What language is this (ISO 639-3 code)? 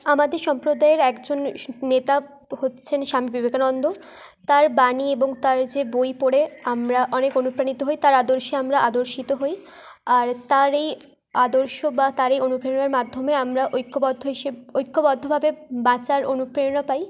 ben